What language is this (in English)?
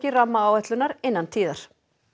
Icelandic